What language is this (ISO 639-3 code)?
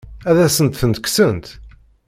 kab